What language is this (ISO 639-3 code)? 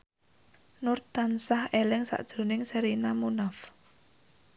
jav